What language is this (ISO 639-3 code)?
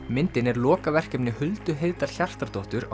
isl